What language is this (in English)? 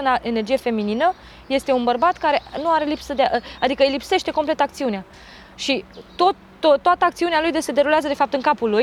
Romanian